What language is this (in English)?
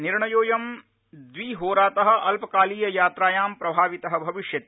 Sanskrit